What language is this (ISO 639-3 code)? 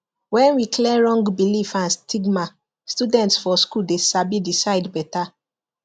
pcm